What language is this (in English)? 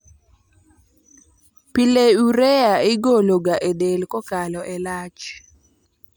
Luo (Kenya and Tanzania)